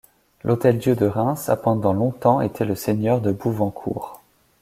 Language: French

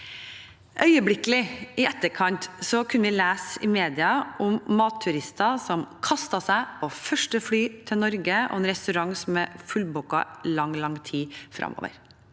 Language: Norwegian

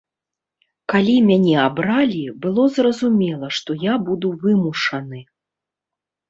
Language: Belarusian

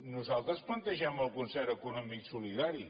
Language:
Catalan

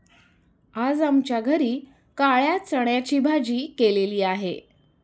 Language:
Marathi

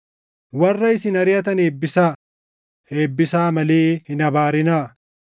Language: Oromo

